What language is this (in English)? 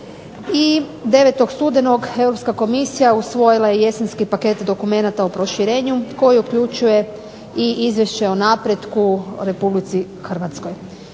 Croatian